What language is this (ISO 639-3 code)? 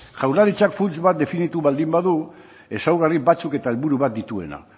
eus